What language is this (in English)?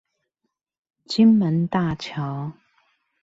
Chinese